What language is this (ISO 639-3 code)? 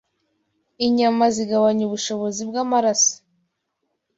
kin